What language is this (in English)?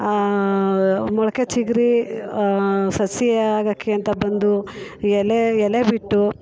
Kannada